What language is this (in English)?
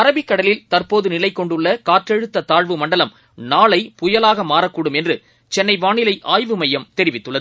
Tamil